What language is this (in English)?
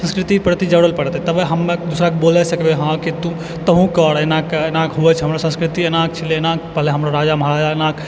Maithili